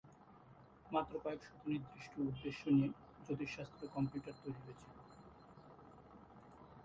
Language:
Bangla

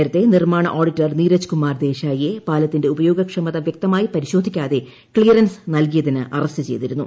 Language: Malayalam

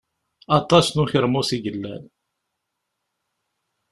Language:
Kabyle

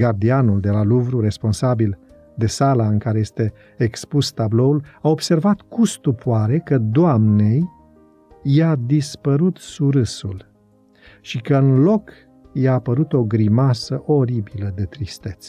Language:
Romanian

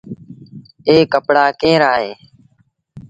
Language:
Sindhi Bhil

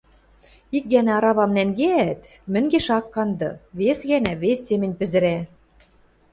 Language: Western Mari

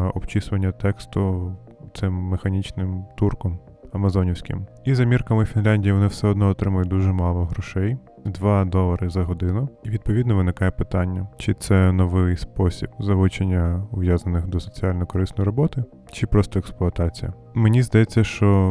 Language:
Ukrainian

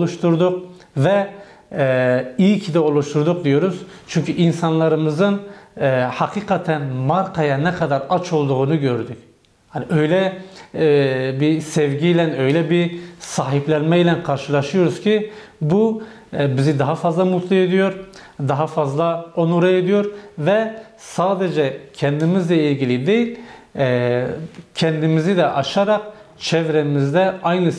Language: Turkish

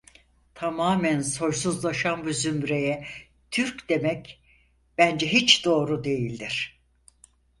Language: Turkish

